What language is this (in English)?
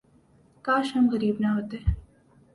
Urdu